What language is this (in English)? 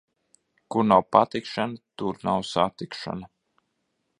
Latvian